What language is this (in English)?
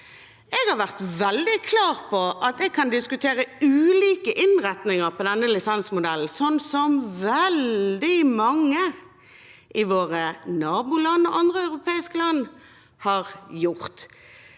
Norwegian